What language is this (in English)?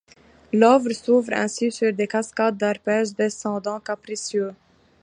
French